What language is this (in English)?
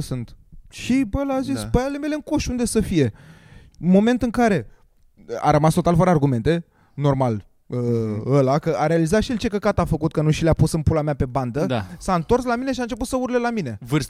Romanian